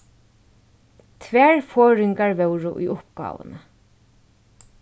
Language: Faroese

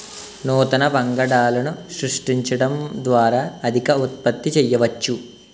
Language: Telugu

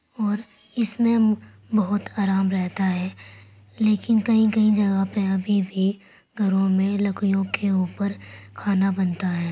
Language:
Urdu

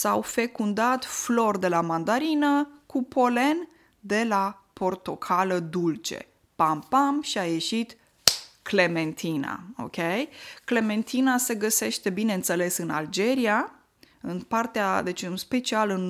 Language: Romanian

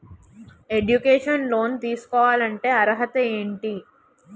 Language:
Telugu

